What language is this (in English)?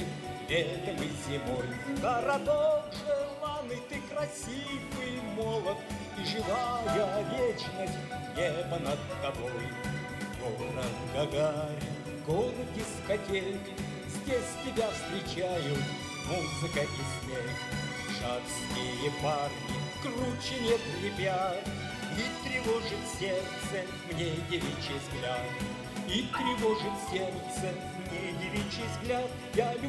Russian